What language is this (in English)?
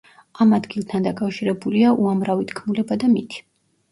Georgian